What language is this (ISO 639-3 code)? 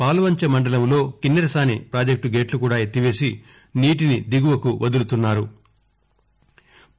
tel